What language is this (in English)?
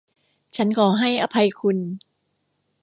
Thai